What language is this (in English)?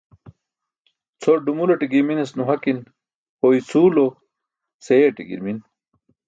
Burushaski